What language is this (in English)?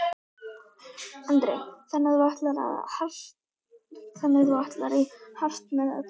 Icelandic